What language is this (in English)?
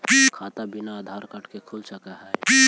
Magahi